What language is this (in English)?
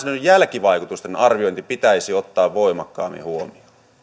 Finnish